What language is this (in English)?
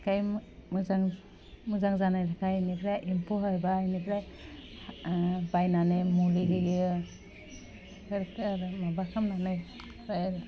Bodo